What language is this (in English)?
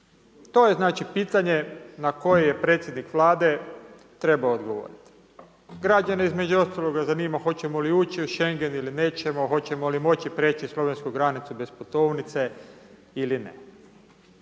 Croatian